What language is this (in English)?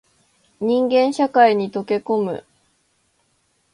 Japanese